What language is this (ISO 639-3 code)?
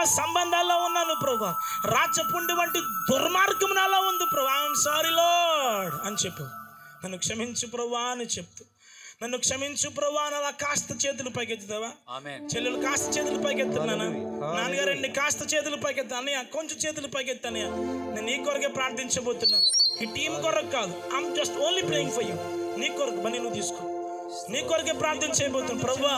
ind